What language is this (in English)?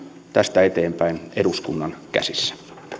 Finnish